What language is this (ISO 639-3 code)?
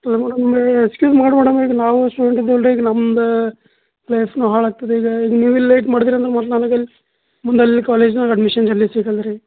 kan